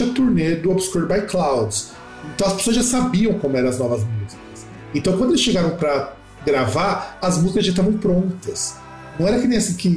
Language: Portuguese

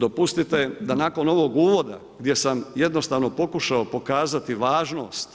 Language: Croatian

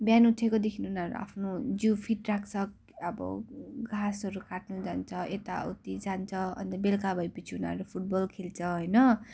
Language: Nepali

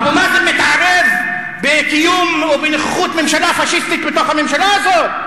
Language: Hebrew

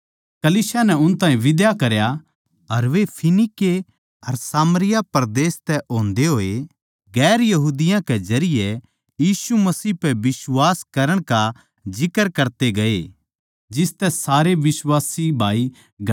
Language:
Haryanvi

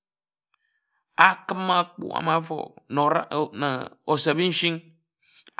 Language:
Ejagham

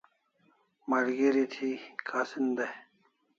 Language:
Kalasha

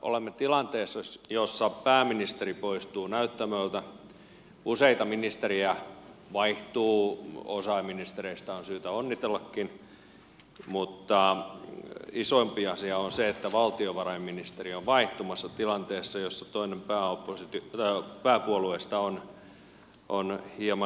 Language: Finnish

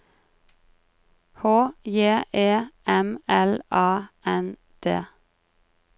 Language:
Norwegian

